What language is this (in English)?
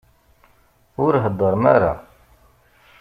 Kabyle